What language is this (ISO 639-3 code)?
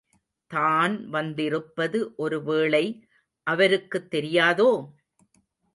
tam